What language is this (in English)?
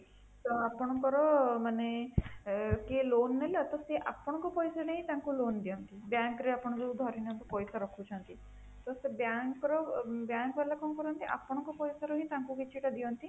Odia